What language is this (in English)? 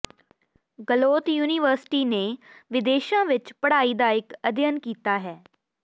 Punjabi